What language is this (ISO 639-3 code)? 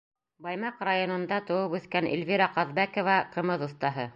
bak